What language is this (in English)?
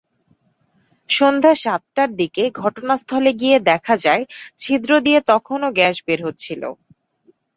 Bangla